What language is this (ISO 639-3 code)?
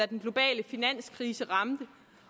dan